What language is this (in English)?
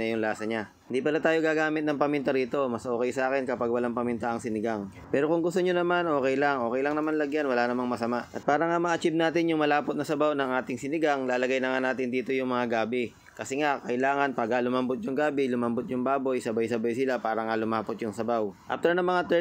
Filipino